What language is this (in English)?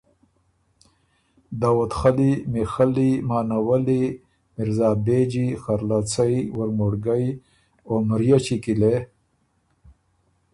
Ormuri